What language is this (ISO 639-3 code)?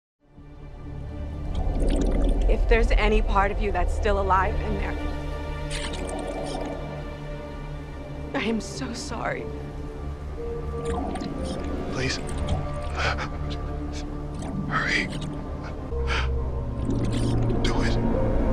eng